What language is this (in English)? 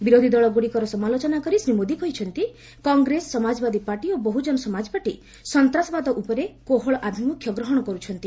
Odia